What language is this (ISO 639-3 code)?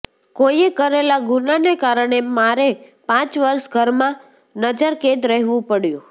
guj